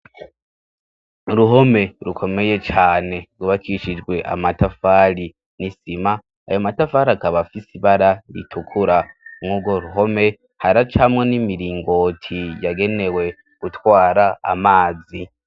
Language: Rundi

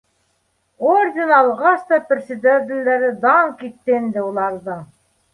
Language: Bashkir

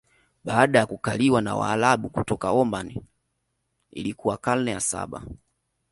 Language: Swahili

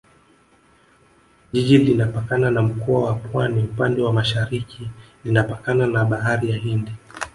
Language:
Swahili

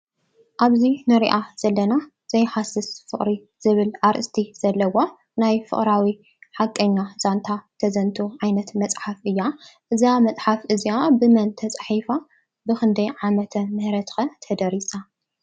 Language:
Tigrinya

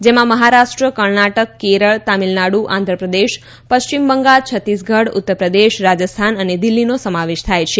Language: Gujarati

